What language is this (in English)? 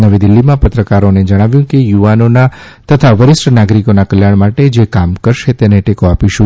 Gujarati